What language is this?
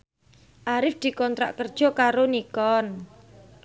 Javanese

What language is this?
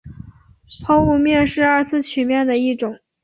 Chinese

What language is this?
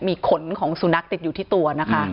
Thai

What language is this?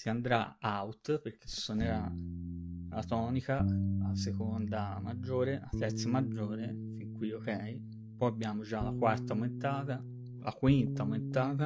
Italian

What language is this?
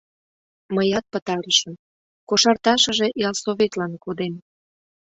Mari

